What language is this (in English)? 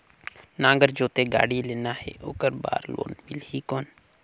Chhattisgarhi